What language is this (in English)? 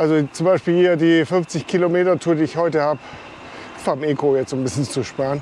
German